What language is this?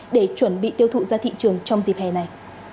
Vietnamese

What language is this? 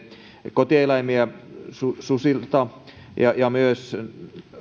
Finnish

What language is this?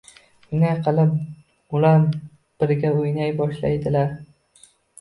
Uzbek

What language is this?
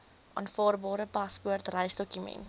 Afrikaans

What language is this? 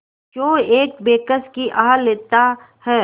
Hindi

